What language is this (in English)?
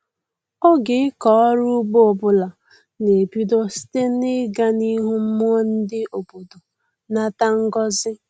Igbo